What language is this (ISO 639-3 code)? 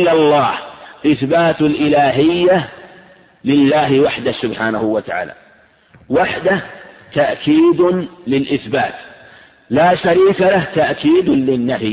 ara